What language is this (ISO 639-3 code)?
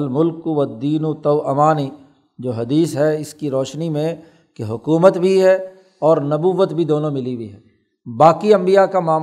urd